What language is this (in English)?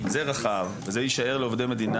Hebrew